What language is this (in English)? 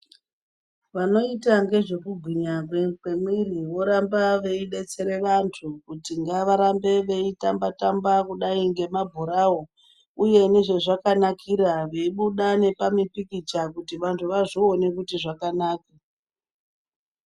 Ndau